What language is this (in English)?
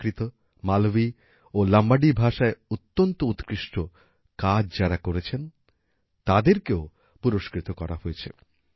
Bangla